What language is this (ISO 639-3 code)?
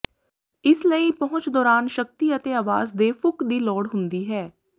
pan